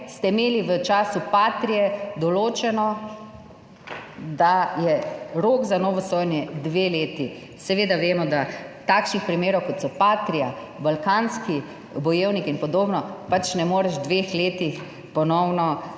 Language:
Slovenian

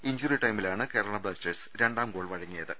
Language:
Malayalam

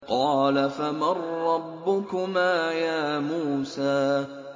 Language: Arabic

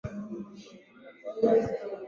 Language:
Swahili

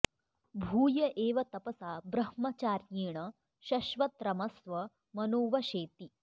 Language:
Sanskrit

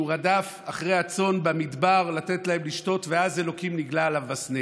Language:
Hebrew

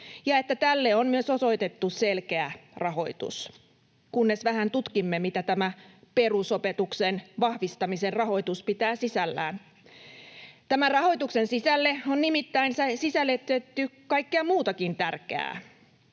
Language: Finnish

